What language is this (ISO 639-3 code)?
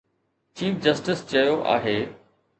snd